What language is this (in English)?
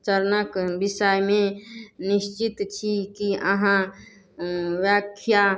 Maithili